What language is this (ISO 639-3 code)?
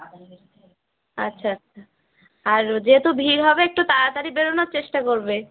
ben